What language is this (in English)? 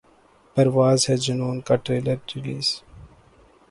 Urdu